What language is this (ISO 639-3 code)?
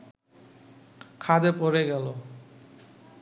ben